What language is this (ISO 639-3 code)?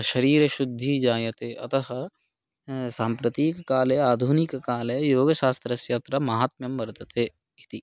san